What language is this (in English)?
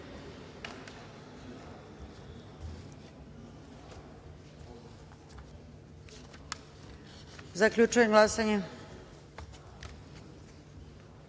Serbian